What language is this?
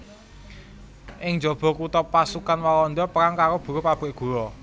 Javanese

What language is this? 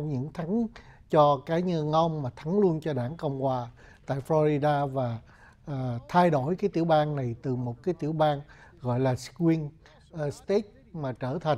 Vietnamese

